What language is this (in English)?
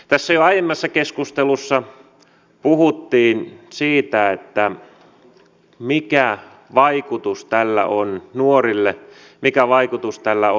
Finnish